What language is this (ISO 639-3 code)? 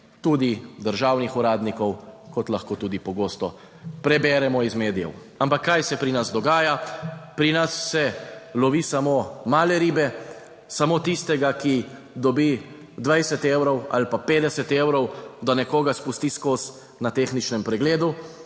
slv